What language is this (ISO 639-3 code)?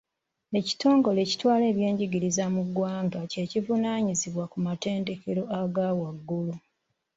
lug